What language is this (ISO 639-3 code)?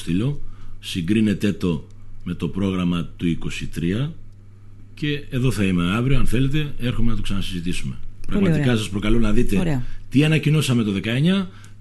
ell